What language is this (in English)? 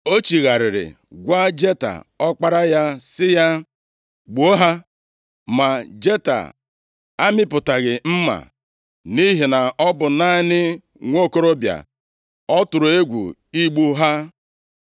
Igbo